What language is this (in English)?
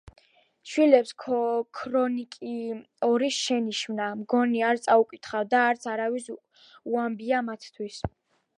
Georgian